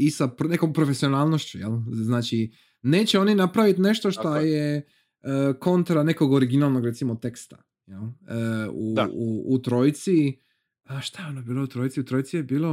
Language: Croatian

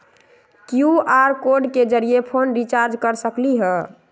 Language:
Magahi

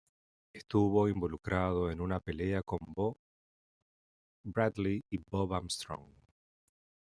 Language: Spanish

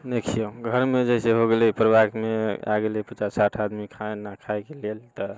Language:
Maithili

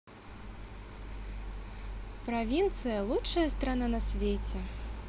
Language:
Russian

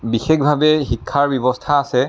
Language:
Assamese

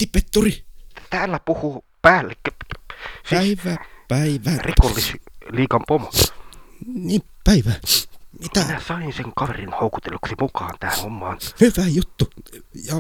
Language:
Finnish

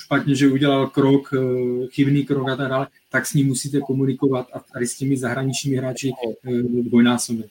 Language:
Czech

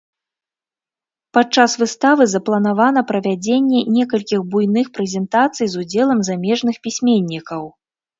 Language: Belarusian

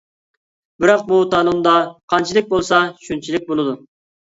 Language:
Uyghur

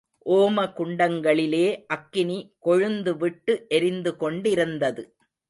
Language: Tamil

